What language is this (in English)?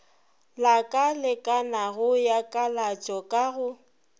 Northern Sotho